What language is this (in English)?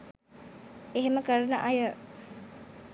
Sinhala